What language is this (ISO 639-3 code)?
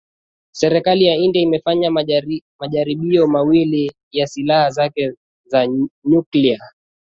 swa